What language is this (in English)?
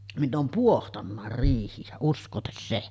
Finnish